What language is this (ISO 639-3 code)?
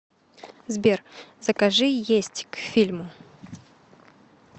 rus